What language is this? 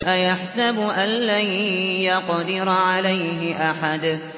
Arabic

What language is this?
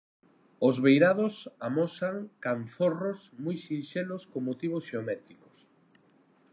Galician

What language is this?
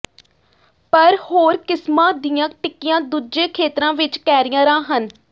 Punjabi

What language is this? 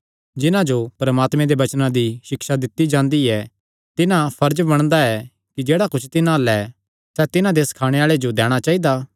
Kangri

